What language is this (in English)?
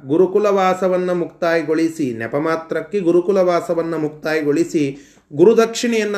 Kannada